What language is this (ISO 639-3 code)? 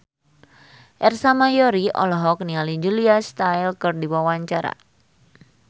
sun